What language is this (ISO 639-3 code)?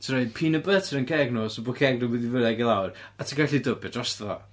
cym